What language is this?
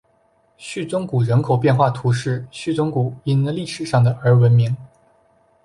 Chinese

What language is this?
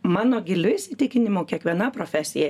Lithuanian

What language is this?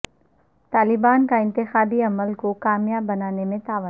Urdu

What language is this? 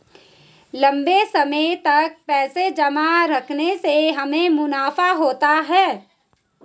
Hindi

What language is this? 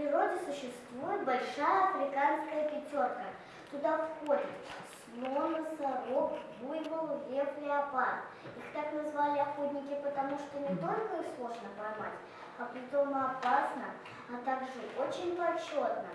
Russian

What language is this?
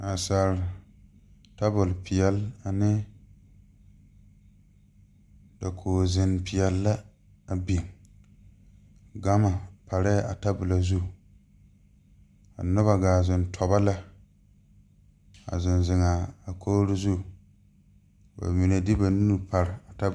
Southern Dagaare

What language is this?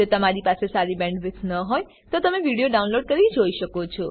Gujarati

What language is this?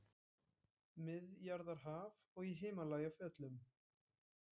Icelandic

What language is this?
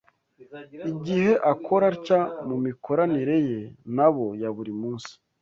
Kinyarwanda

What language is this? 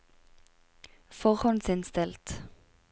Norwegian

